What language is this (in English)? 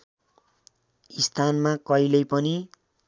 Nepali